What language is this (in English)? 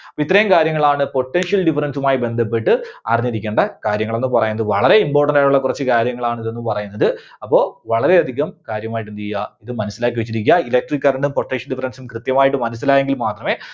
Malayalam